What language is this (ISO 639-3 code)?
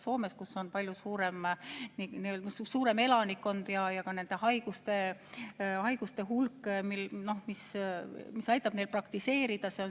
est